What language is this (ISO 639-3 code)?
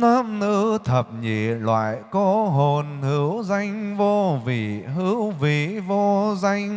vie